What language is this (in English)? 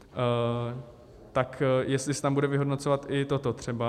Czech